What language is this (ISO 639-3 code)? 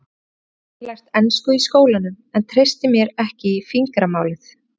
isl